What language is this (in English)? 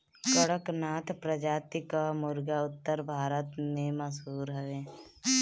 Bhojpuri